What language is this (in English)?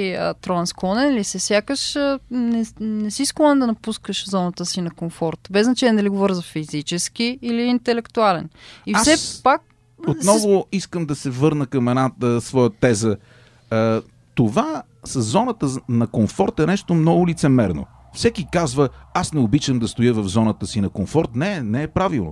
Bulgarian